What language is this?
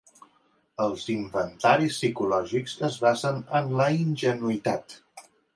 Catalan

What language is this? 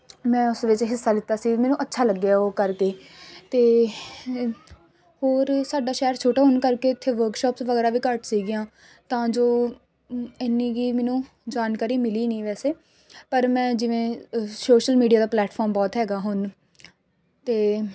Punjabi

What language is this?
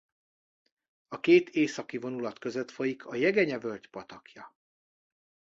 Hungarian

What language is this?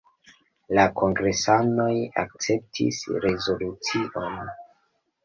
Esperanto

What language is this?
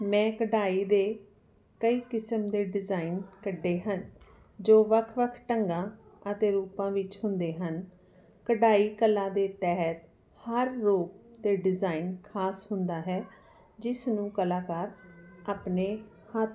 Punjabi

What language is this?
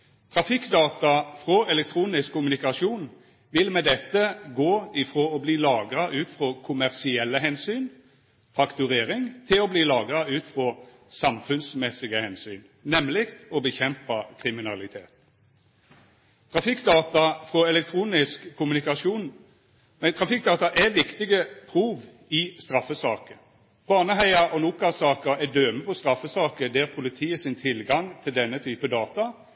Norwegian Nynorsk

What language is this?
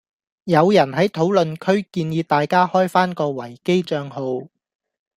Cantonese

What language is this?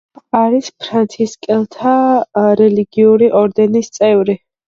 Georgian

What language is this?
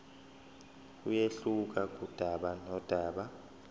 Zulu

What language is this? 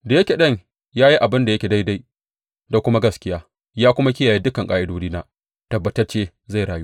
Hausa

